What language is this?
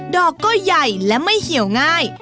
Thai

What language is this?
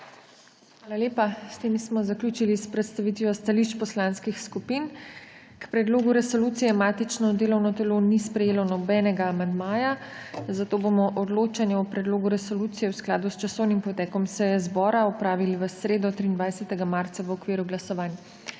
Slovenian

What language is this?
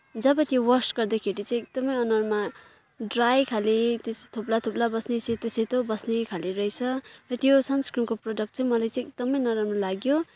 Nepali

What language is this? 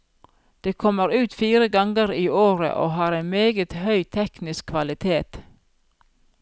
Norwegian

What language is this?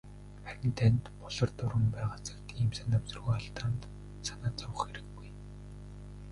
Mongolian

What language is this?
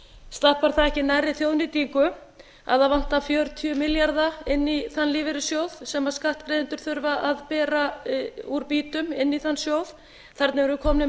Icelandic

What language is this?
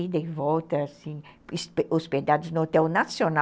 Portuguese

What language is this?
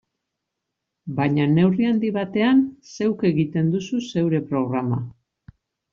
Basque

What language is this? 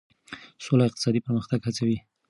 Pashto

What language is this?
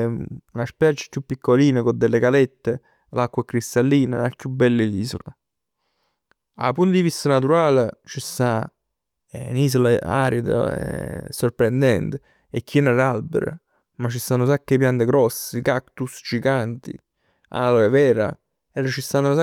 Neapolitan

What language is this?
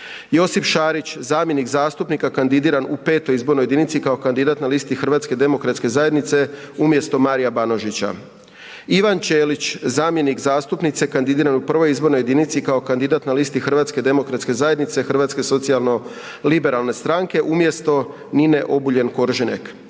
Croatian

